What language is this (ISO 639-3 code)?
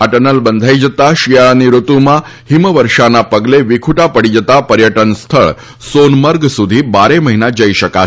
guj